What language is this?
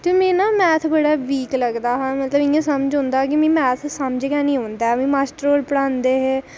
Dogri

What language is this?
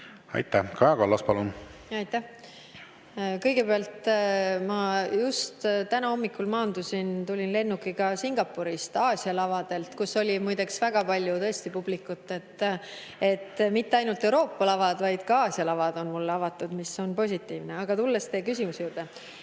Estonian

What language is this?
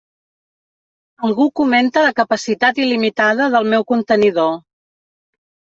Catalan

